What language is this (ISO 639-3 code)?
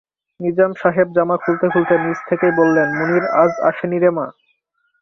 ben